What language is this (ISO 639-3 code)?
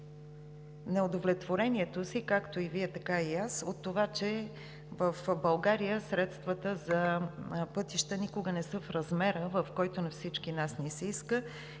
bul